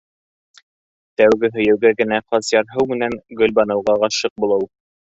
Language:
Bashkir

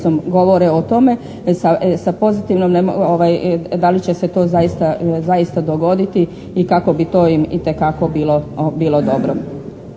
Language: Croatian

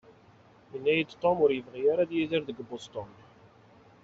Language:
Kabyle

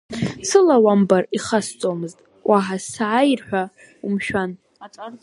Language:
Abkhazian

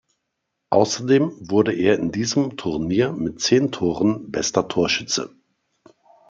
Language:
German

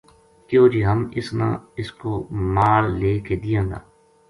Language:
Gujari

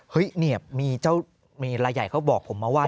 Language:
Thai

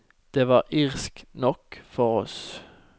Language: Norwegian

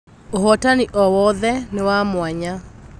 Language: Kikuyu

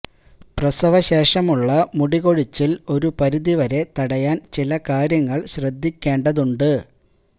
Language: Malayalam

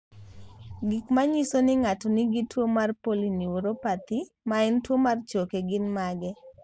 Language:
Luo (Kenya and Tanzania)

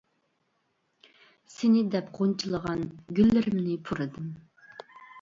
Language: Uyghur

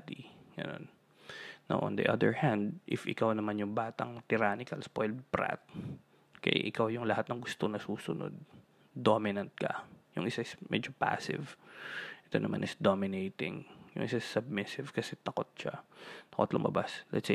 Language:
Filipino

